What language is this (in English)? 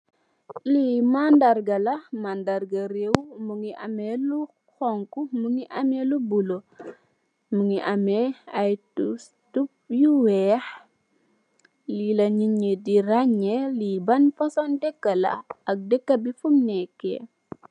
Wolof